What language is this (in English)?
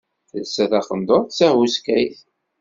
Kabyle